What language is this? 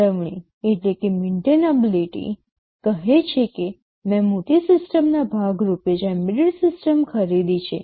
Gujarati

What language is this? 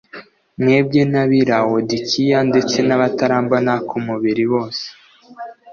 Kinyarwanda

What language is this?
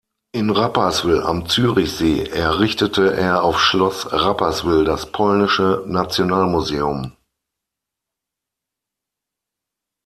German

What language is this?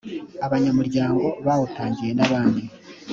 Kinyarwanda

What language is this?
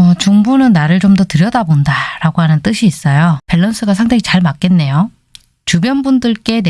Korean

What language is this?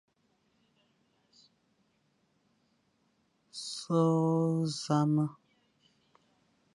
Fang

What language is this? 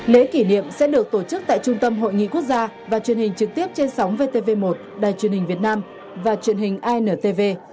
Vietnamese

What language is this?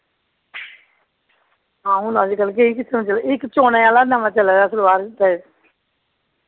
Dogri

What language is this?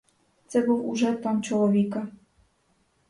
Ukrainian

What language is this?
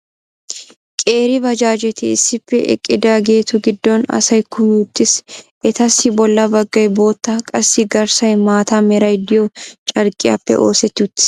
Wolaytta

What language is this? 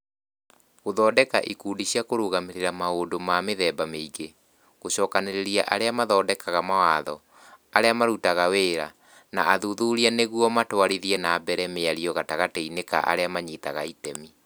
Kikuyu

